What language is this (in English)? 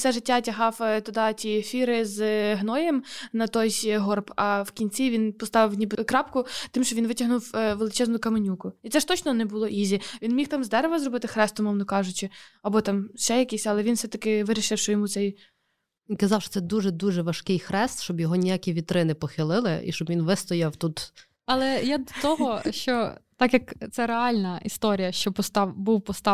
Ukrainian